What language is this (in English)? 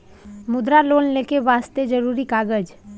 Maithili